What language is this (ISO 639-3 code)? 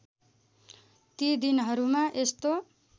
nep